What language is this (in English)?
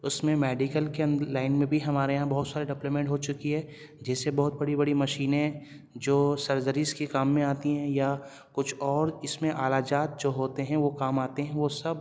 Urdu